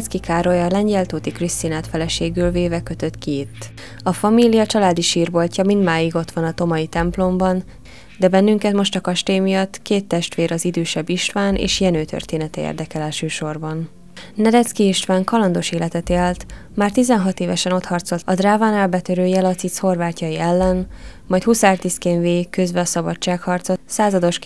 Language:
Hungarian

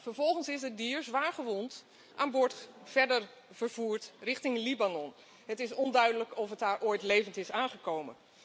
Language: Dutch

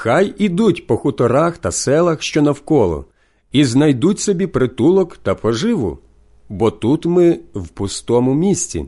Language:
Ukrainian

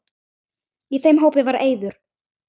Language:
Icelandic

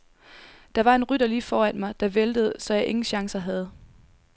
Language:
Danish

